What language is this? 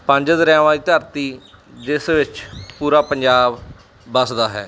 Punjabi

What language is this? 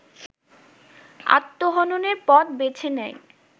Bangla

